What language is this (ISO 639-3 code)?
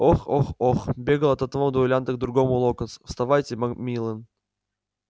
rus